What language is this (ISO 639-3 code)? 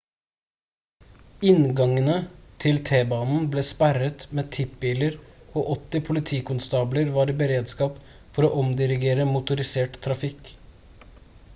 nob